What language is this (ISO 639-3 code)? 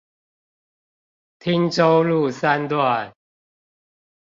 zho